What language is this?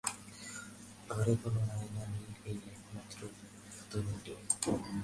Bangla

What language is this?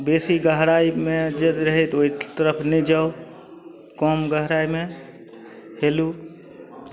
Maithili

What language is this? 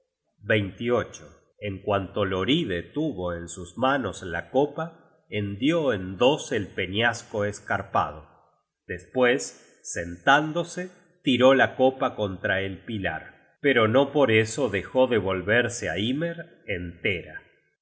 Spanish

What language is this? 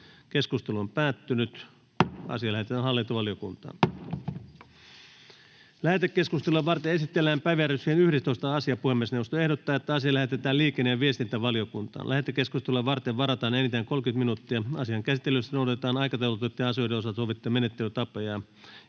Finnish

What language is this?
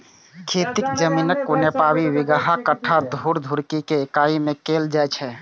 Maithili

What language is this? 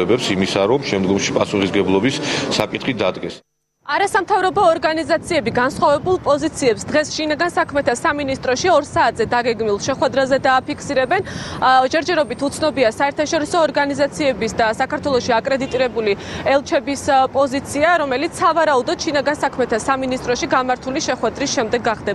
German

